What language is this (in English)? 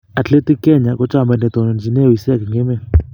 Kalenjin